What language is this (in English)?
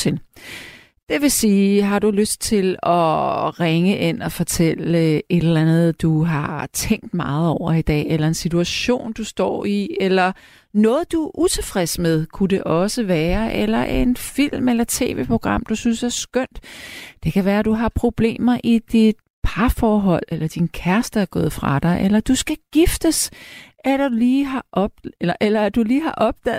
Danish